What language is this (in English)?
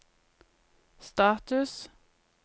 Norwegian